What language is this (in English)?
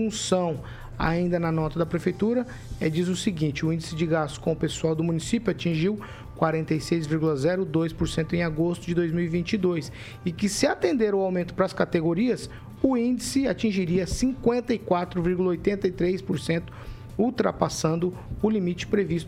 Portuguese